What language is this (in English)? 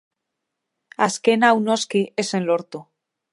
Basque